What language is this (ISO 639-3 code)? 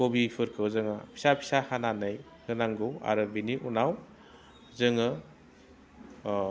brx